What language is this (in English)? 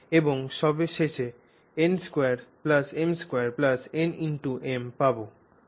Bangla